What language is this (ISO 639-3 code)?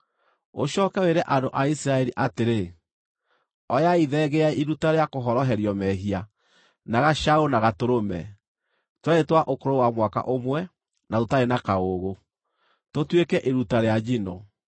kik